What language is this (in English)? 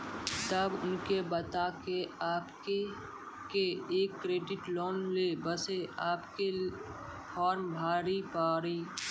Maithili